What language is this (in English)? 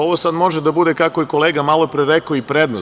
Serbian